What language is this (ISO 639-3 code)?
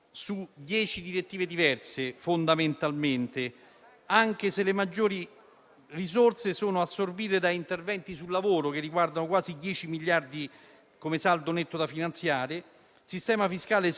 ita